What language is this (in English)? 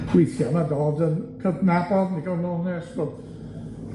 Welsh